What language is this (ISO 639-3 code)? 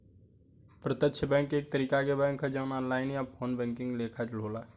bho